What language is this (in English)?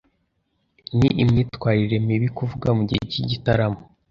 Kinyarwanda